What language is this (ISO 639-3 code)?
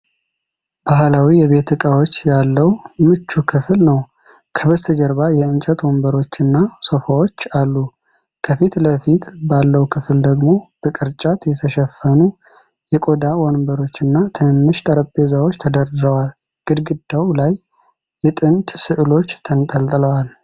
amh